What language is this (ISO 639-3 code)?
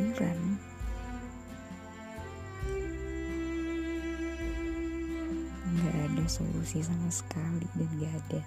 ind